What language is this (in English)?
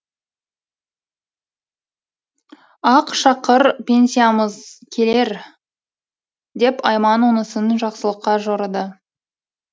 Kazakh